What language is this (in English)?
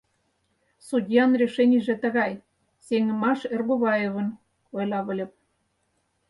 Mari